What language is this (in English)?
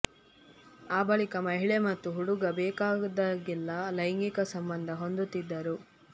Kannada